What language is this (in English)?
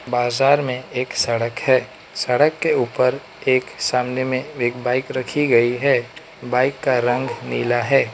Hindi